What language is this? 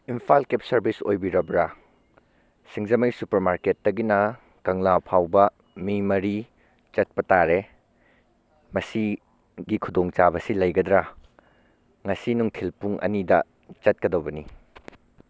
Manipuri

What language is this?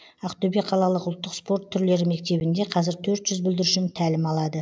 Kazakh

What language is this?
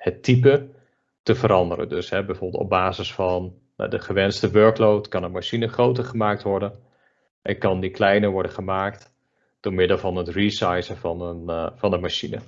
Dutch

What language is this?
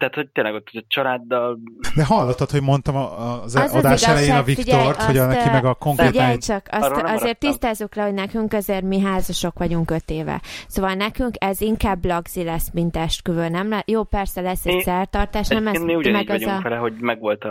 Hungarian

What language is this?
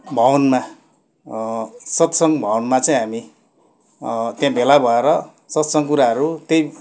Nepali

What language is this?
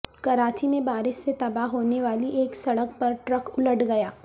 Urdu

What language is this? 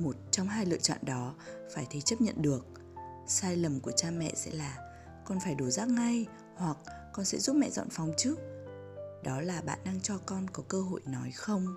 Vietnamese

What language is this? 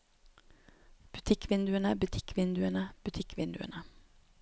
Norwegian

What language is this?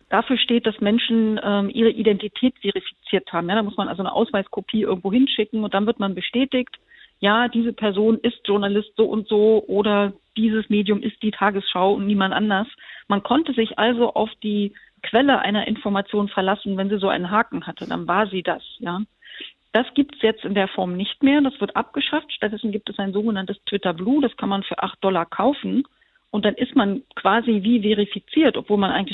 German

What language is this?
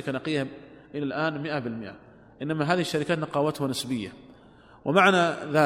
Arabic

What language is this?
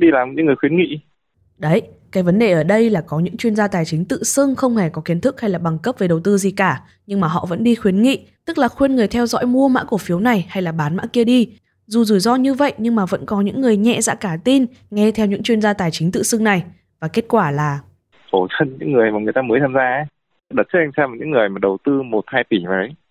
Vietnamese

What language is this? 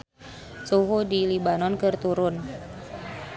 Sundanese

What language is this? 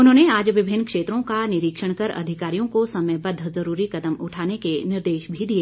Hindi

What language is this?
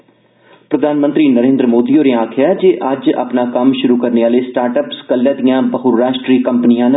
Dogri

